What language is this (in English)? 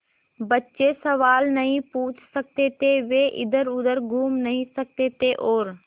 Hindi